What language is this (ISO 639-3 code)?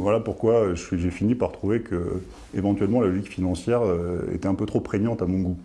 fra